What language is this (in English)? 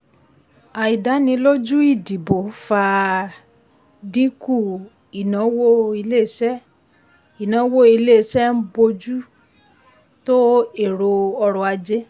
Yoruba